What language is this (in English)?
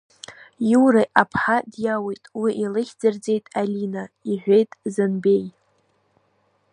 Abkhazian